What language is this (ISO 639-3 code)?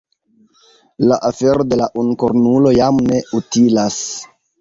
epo